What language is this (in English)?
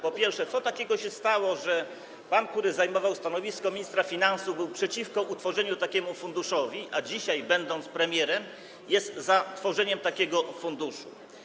Polish